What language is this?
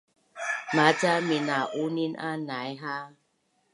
Bunun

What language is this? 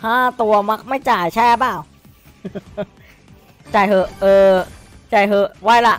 Thai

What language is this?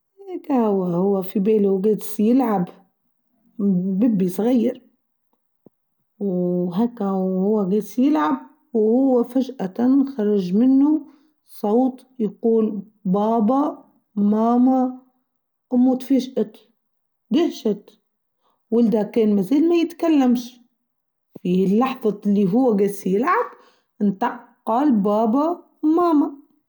Tunisian Arabic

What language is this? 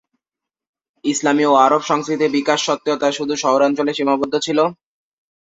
Bangla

